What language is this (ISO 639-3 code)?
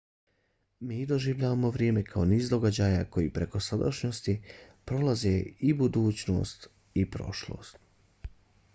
bos